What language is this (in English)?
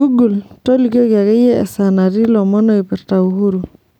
Masai